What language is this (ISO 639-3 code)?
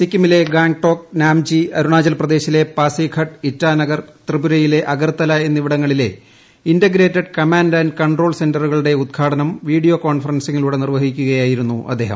mal